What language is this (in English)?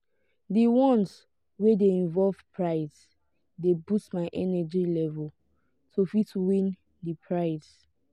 Nigerian Pidgin